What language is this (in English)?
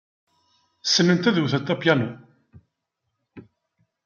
Kabyle